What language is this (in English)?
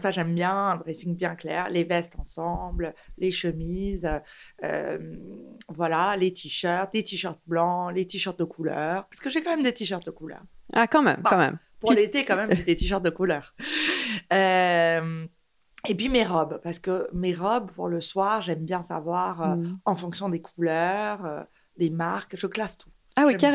French